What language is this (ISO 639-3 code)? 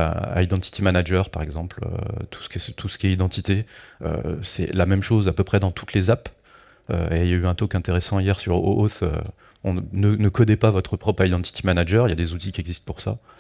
fra